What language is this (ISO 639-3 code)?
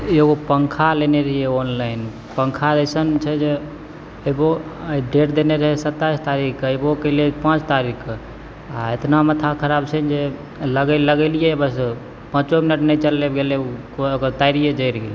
mai